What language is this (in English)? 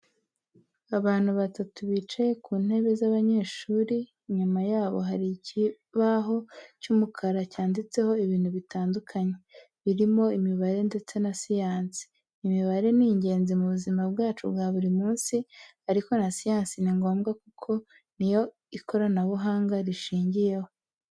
Kinyarwanda